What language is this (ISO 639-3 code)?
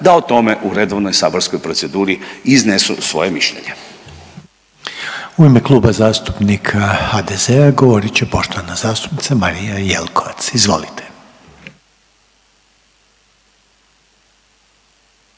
hrv